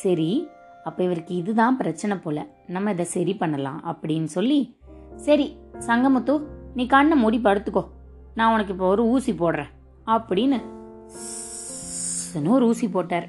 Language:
Tamil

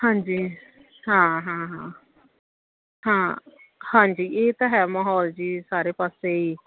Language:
Punjabi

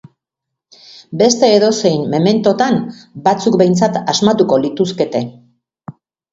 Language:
Basque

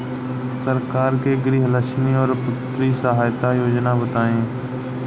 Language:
Bhojpuri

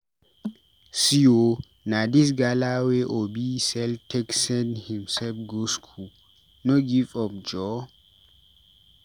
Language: Nigerian Pidgin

